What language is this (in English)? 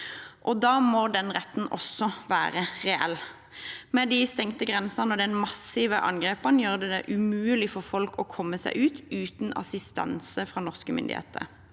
Norwegian